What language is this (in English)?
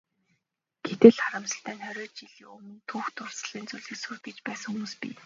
Mongolian